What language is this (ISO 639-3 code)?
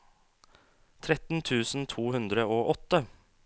nor